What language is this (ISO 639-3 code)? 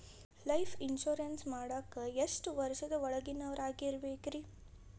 kan